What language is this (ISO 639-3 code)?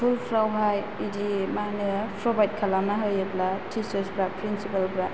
brx